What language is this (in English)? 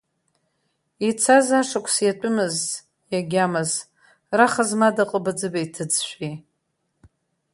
Abkhazian